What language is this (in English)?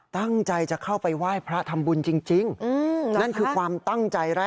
Thai